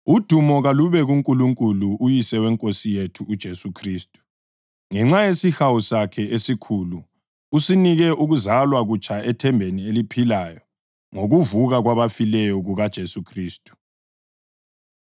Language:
North Ndebele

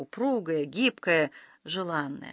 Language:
Russian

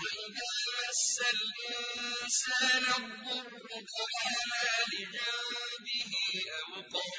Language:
Arabic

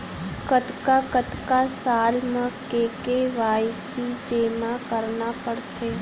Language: Chhattisgarhi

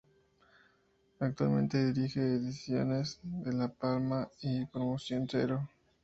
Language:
Spanish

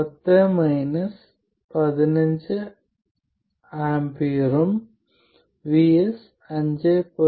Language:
Malayalam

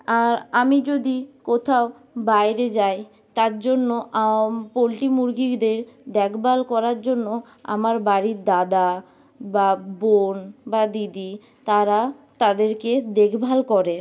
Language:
Bangla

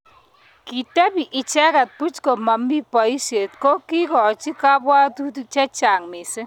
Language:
Kalenjin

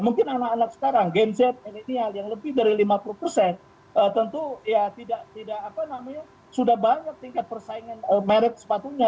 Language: Indonesian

